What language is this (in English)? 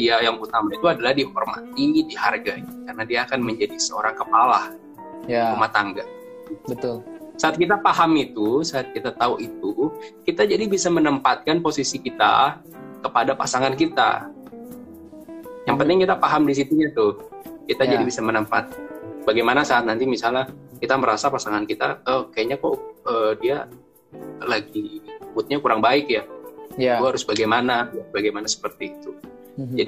Indonesian